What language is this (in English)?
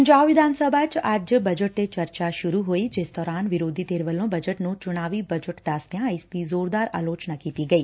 Punjabi